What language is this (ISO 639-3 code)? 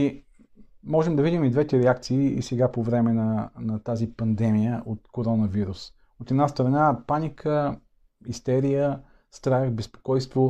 bul